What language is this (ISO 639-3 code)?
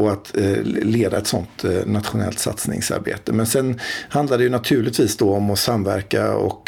swe